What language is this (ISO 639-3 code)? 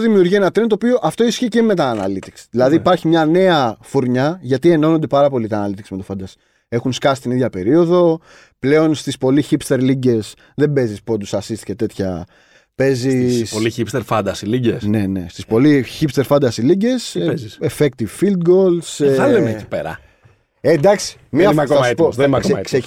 ell